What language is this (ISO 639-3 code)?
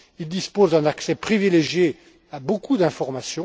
fra